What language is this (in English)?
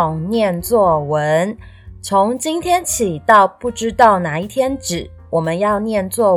Chinese